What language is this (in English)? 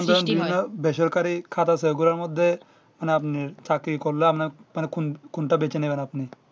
Bangla